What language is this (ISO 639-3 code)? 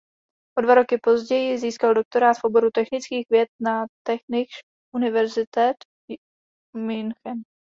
ces